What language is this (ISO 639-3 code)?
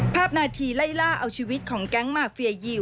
tha